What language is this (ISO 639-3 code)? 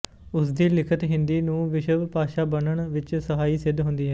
pan